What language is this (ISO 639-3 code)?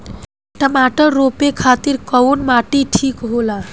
bho